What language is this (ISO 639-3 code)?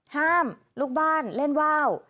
tha